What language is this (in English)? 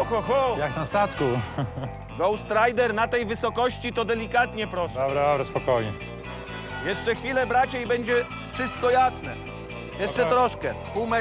Polish